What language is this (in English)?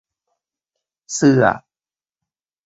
Thai